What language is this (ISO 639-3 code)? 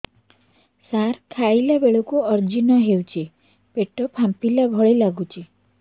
ori